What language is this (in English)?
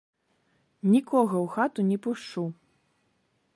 Belarusian